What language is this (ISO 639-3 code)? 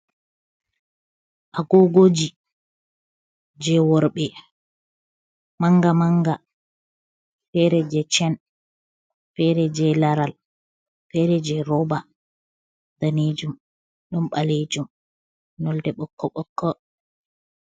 ful